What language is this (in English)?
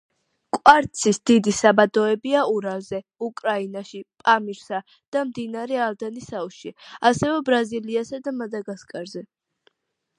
Georgian